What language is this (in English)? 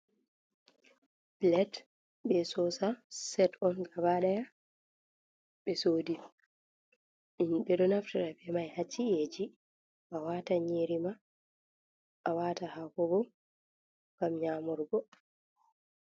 Fula